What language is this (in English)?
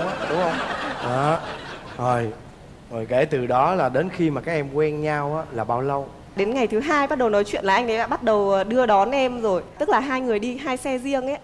Vietnamese